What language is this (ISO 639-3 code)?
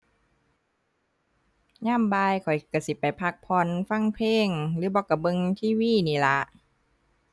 tha